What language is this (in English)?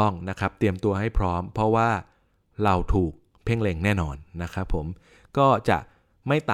Thai